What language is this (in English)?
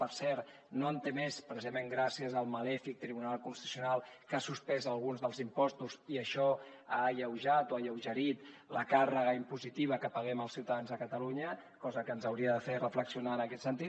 Catalan